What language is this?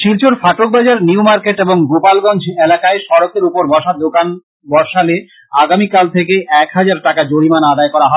Bangla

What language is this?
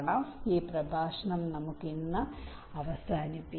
Malayalam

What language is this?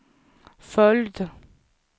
Swedish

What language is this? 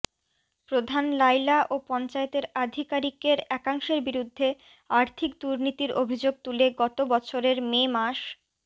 Bangla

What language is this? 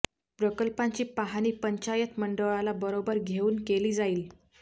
Marathi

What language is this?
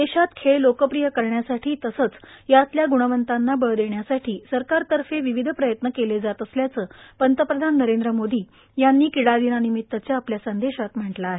Marathi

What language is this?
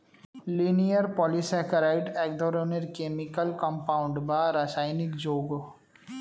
Bangla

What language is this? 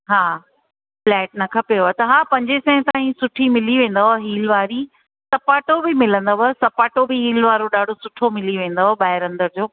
Sindhi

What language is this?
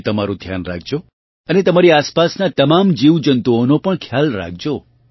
Gujarati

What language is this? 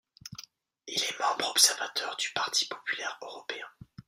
French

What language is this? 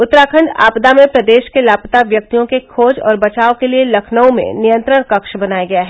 Hindi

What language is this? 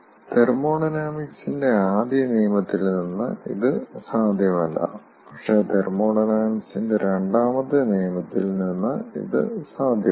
Malayalam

